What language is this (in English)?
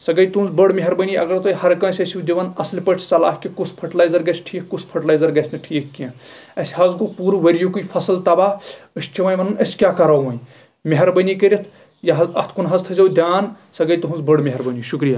Kashmiri